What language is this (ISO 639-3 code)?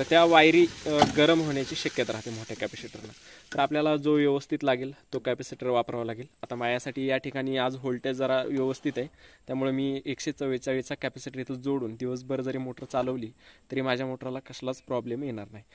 ron